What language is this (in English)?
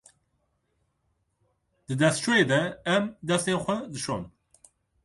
Kurdish